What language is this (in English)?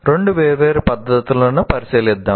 Telugu